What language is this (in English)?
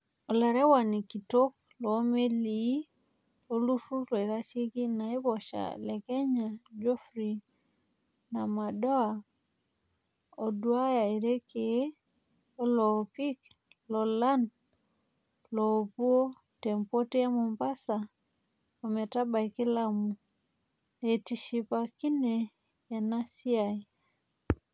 Masai